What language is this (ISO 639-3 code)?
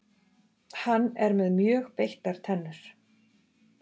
isl